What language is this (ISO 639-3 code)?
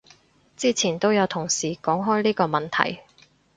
yue